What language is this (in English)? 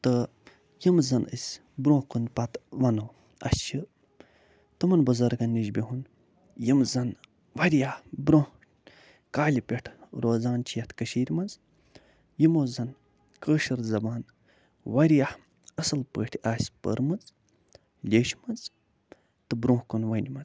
Kashmiri